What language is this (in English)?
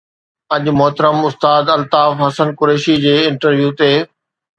Sindhi